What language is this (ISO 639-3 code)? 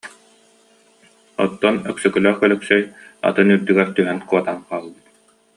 sah